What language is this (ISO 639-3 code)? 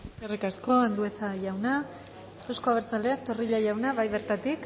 eus